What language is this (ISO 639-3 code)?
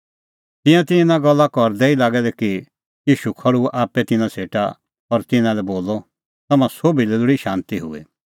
kfx